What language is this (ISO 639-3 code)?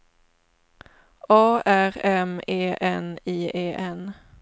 swe